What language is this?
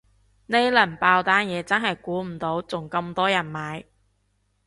Cantonese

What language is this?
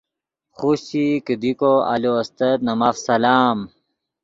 Yidgha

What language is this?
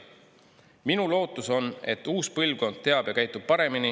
Estonian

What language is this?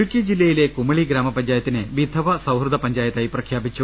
Malayalam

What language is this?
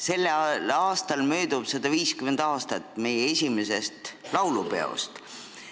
Estonian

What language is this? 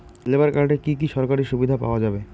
Bangla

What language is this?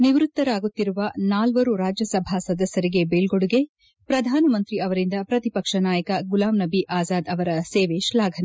Kannada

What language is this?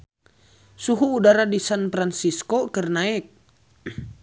Sundanese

